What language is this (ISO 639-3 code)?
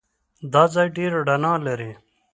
pus